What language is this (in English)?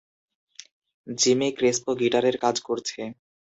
Bangla